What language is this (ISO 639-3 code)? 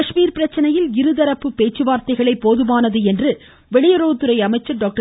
tam